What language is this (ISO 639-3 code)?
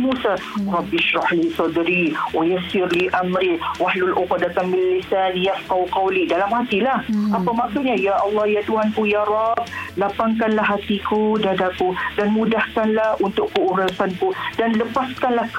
msa